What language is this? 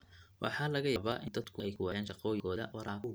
Somali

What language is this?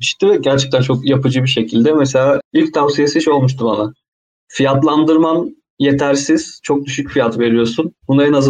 Turkish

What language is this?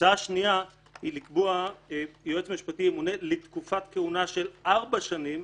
Hebrew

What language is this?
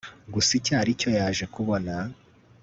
Kinyarwanda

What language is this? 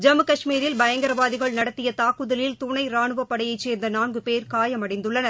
Tamil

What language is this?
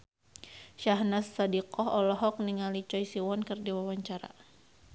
Sundanese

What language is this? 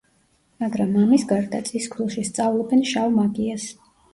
Georgian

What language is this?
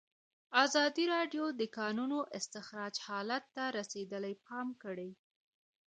Pashto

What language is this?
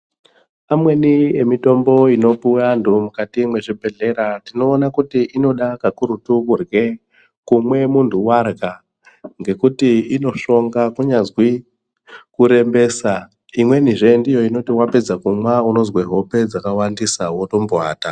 Ndau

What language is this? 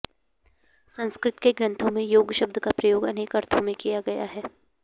Sanskrit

